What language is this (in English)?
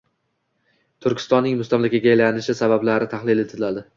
Uzbek